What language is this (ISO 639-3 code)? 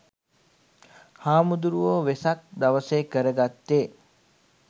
sin